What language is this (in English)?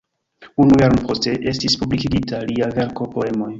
Esperanto